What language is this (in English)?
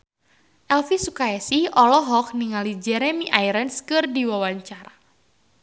Sundanese